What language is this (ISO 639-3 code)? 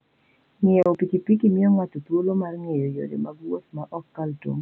luo